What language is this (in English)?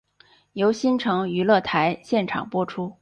Chinese